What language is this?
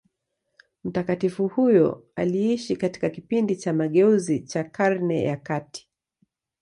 Swahili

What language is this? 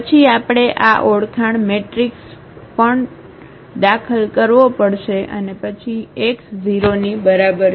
Gujarati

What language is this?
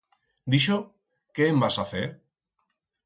Aragonese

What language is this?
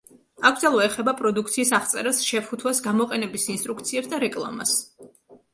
Georgian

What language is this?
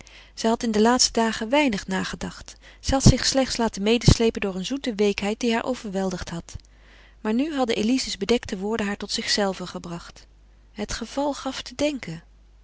Dutch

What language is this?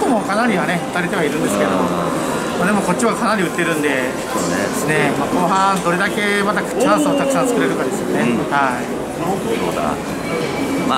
Japanese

